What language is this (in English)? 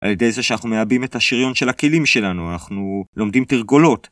Hebrew